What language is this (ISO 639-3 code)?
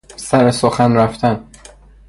fas